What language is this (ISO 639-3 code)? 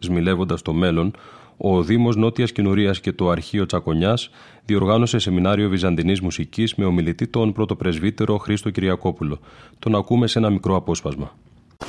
ell